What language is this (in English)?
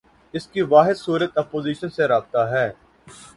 Urdu